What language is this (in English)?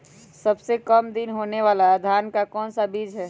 Magahi